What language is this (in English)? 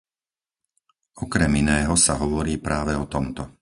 Slovak